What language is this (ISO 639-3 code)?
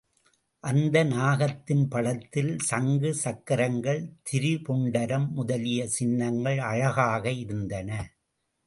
tam